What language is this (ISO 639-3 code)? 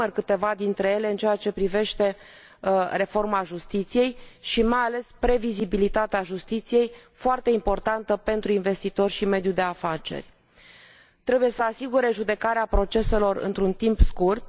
ron